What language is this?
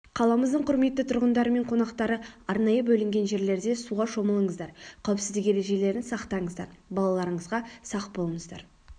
Kazakh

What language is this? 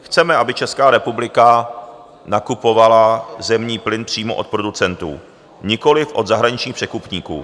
Czech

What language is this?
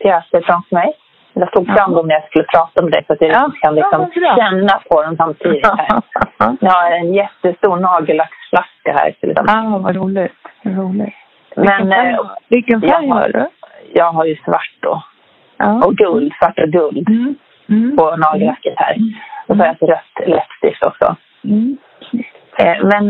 Swedish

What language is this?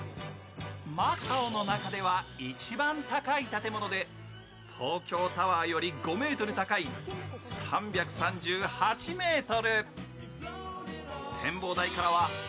Japanese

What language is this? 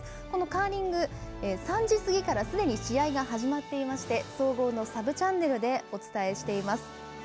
Japanese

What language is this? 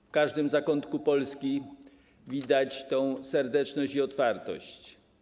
Polish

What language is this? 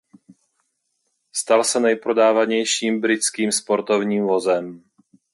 Czech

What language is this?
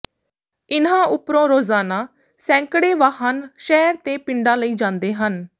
Punjabi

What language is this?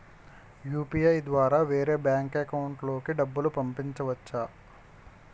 Telugu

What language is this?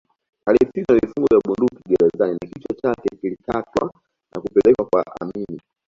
Swahili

